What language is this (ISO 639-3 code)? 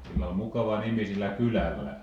fin